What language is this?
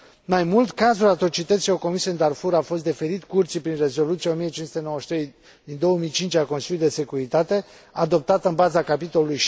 Romanian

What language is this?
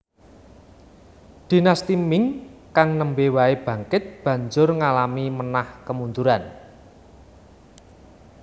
Javanese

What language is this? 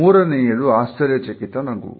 Kannada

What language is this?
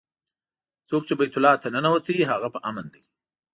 Pashto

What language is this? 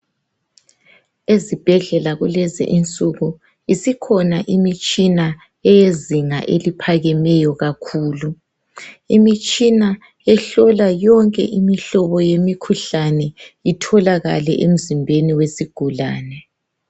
North Ndebele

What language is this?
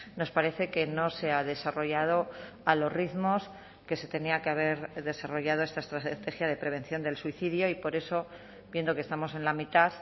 Spanish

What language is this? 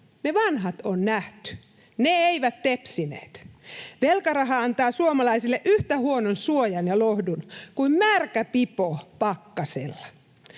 Finnish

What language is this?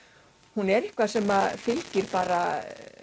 Icelandic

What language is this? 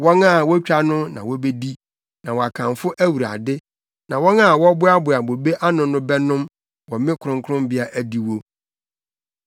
Akan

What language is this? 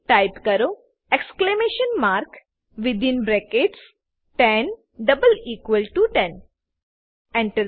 Gujarati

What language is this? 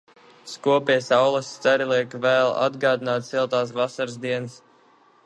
Latvian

